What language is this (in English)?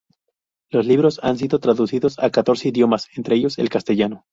Spanish